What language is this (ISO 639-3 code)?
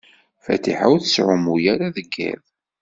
kab